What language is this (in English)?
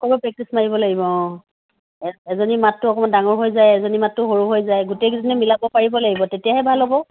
Assamese